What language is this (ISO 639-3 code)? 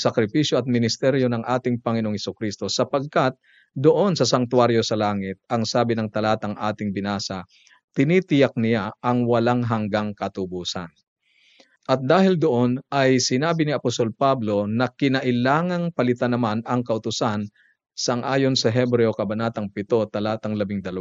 fil